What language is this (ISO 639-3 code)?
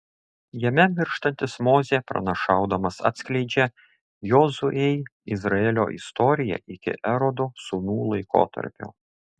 lit